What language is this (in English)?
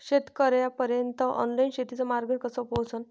Marathi